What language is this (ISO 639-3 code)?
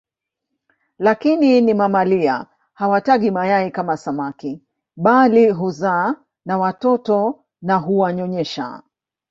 swa